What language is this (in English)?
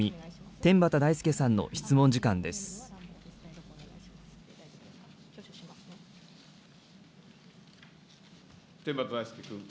Japanese